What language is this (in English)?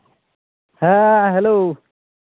Santali